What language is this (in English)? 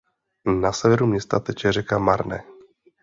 Czech